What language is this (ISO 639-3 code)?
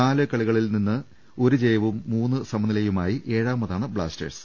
mal